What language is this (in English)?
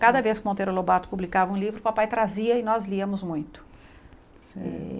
Portuguese